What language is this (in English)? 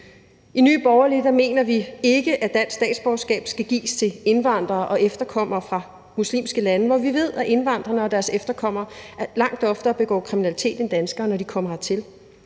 Danish